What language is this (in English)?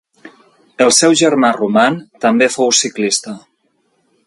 Catalan